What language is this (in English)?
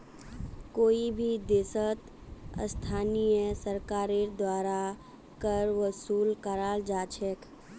Magahi